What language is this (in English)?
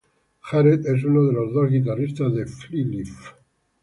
Spanish